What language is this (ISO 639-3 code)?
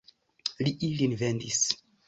epo